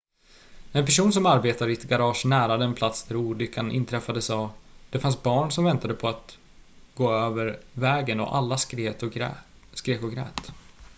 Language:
Swedish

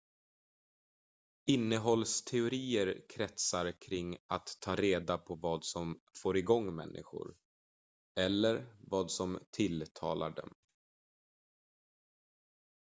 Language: Swedish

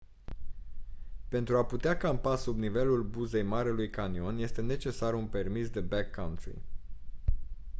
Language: Romanian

